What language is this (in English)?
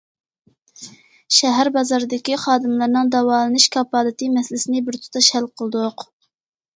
Uyghur